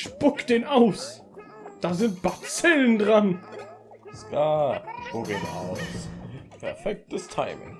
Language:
German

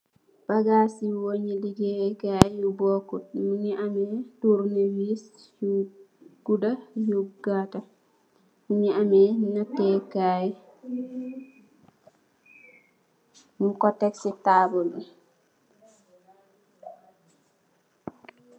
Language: Wolof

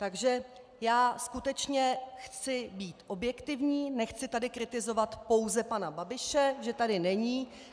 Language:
Czech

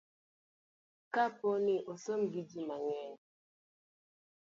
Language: Luo (Kenya and Tanzania)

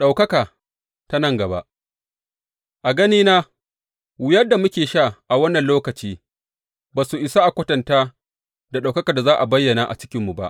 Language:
Hausa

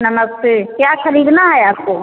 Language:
Hindi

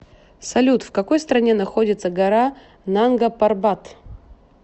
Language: Russian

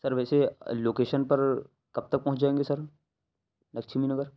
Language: Urdu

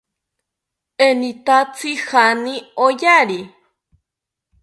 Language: South Ucayali Ashéninka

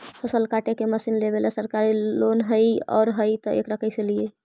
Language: Magahi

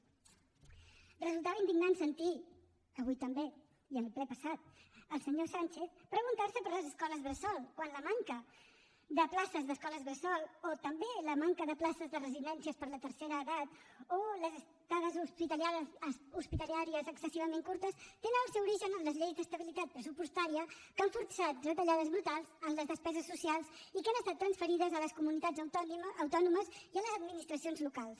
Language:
Catalan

